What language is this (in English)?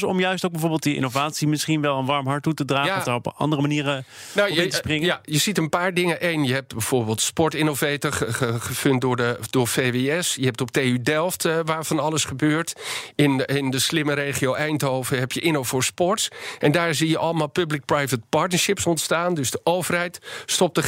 Dutch